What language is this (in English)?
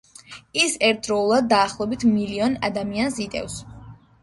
Georgian